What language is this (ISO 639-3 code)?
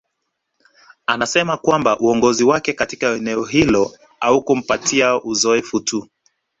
swa